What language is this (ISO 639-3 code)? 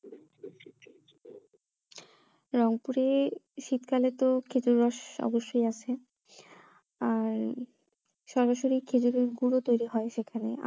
ben